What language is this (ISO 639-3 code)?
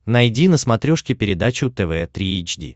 rus